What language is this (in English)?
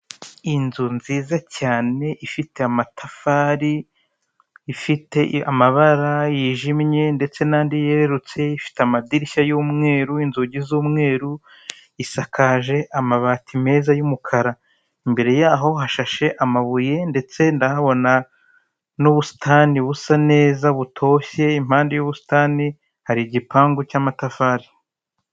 Kinyarwanda